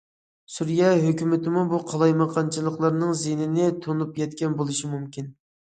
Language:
Uyghur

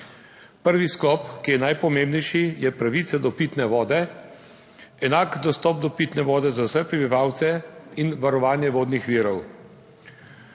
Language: Slovenian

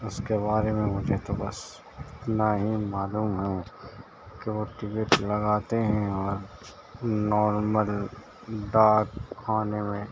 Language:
Urdu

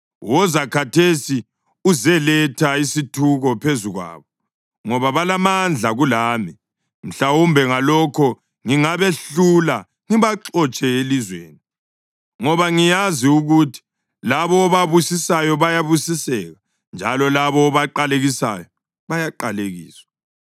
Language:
North Ndebele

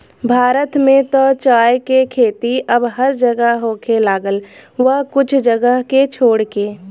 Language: Bhojpuri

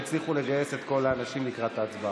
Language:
Hebrew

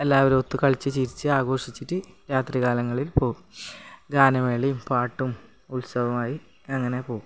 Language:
Malayalam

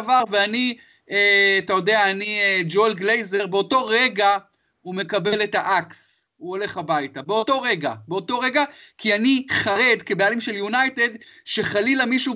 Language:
Hebrew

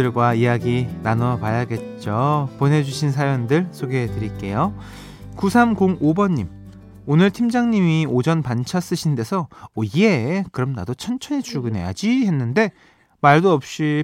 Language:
Korean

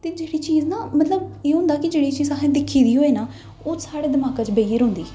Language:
Dogri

